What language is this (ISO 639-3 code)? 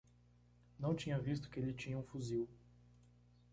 por